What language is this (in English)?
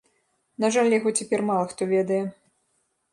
Belarusian